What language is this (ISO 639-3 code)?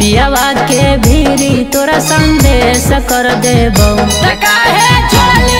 hin